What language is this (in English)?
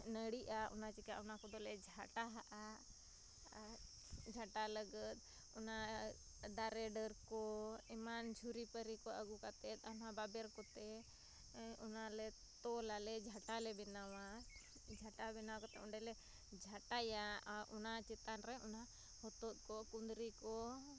Santali